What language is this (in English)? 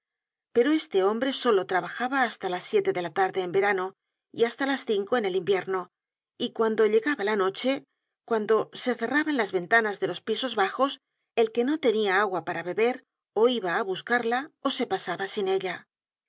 Spanish